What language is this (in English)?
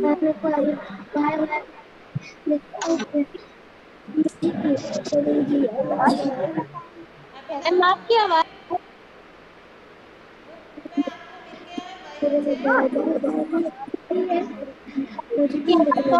Spanish